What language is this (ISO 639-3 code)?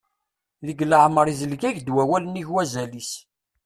kab